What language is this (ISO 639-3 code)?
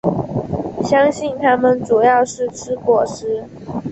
zho